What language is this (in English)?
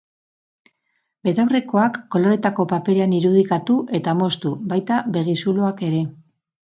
Basque